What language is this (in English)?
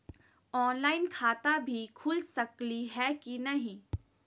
Magahi